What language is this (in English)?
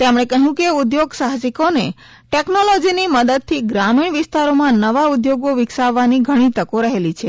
Gujarati